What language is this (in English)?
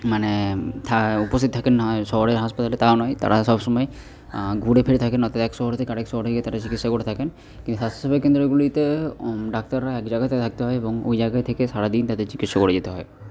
Bangla